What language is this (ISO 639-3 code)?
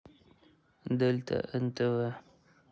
rus